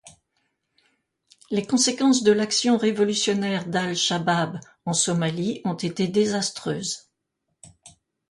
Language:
French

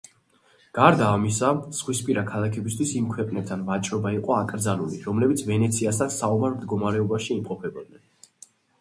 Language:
Georgian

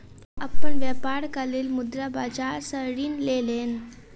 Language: Maithili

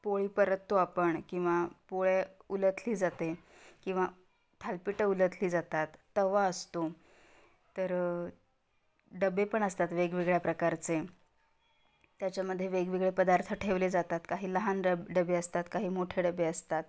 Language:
Marathi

